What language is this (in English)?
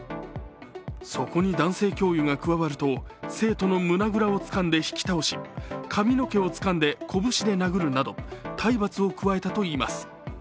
Japanese